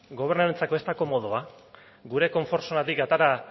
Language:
Basque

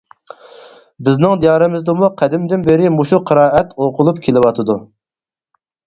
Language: Uyghur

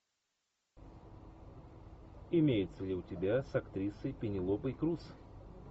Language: Russian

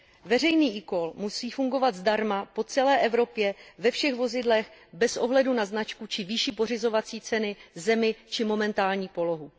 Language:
Czech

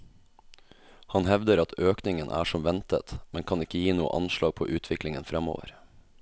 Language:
Norwegian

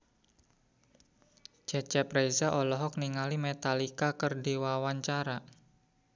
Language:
Sundanese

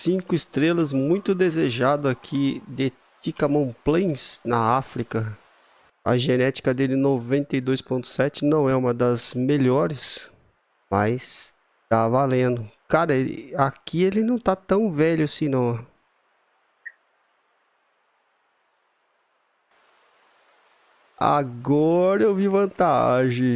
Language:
Portuguese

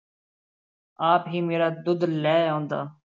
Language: Punjabi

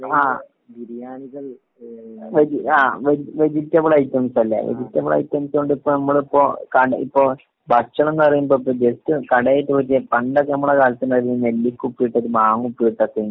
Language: Malayalam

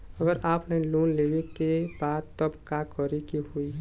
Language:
Bhojpuri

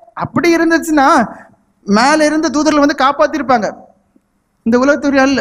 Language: Tamil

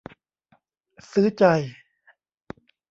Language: Thai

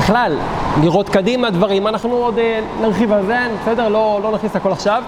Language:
Hebrew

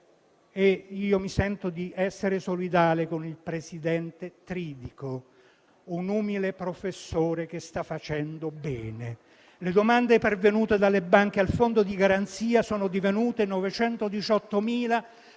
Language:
Italian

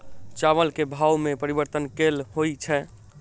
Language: Maithili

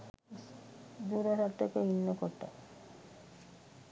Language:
Sinhala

